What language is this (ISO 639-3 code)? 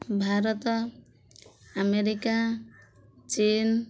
ori